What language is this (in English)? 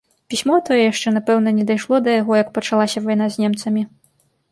Belarusian